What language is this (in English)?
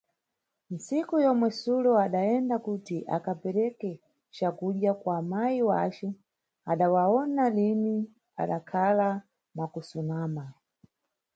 Nyungwe